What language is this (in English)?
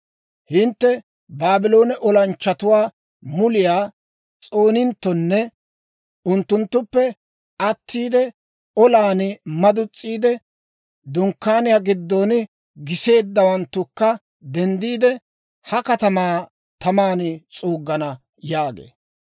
Dawro